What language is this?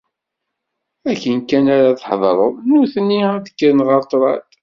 Kabyle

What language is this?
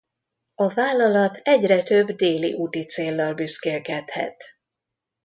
Hungarian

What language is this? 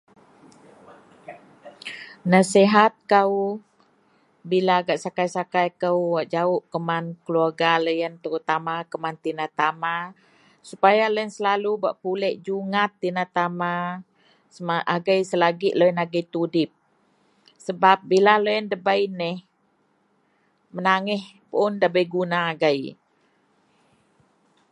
Central Melanau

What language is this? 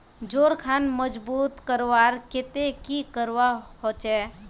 Magahi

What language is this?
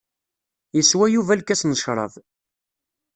Kabyle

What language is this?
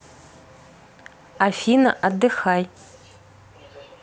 Russian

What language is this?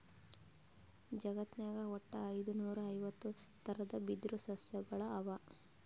Kannada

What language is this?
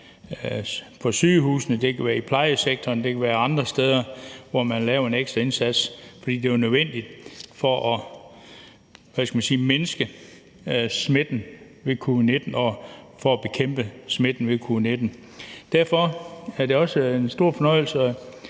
Danish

